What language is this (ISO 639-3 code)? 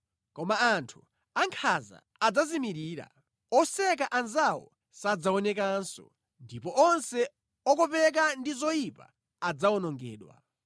nya